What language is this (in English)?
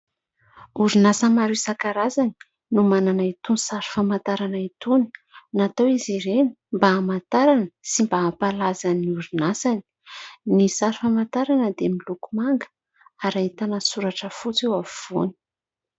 Malagasy